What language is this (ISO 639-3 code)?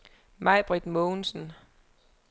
dan